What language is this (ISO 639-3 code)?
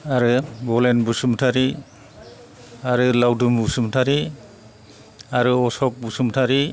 brx